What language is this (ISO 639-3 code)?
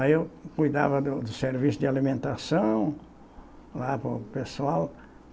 por